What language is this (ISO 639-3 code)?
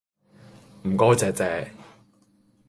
yue